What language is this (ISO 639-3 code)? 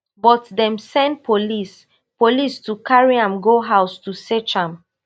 pcm